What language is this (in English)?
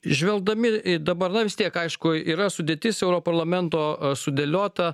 Lithuanian